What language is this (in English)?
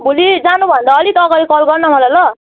Nepali